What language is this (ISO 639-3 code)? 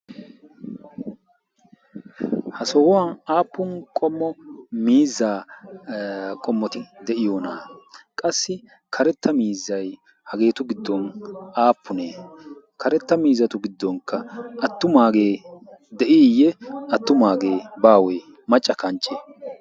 wal